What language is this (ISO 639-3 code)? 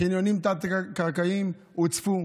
heb